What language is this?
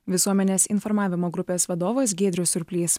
Lithuanian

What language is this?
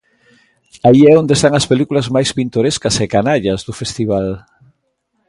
Galician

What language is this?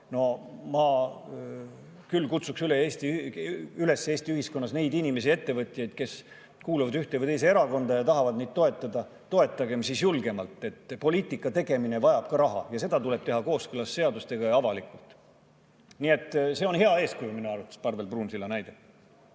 Estonian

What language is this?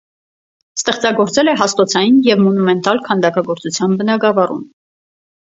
Armenian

